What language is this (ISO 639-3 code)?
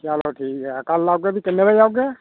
doi